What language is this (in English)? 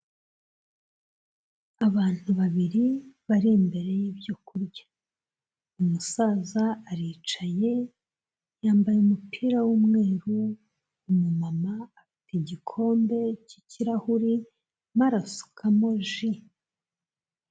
Kinyarwanda